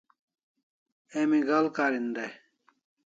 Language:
Kalasha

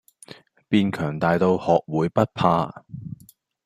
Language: Cantonese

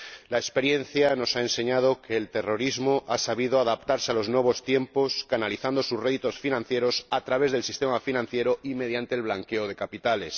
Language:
Spanish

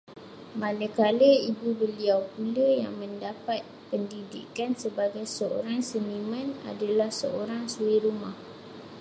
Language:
Malay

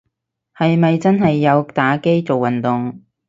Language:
Cantonese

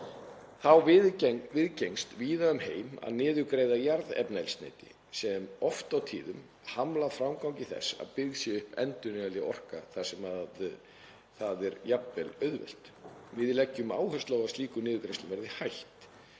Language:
Icelandic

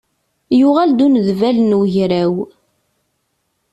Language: Kabyle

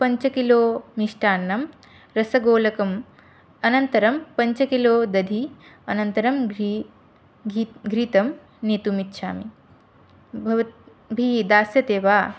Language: Sanskrit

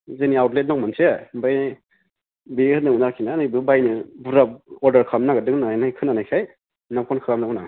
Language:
Bodo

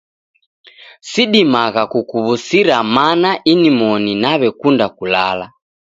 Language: Taita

